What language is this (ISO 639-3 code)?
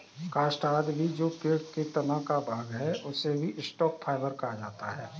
hin